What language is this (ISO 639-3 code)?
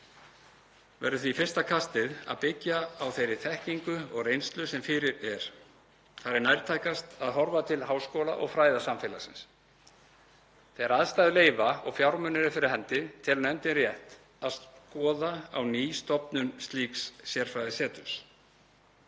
isl